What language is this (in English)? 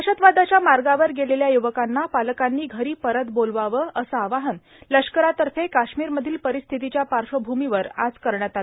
Marathi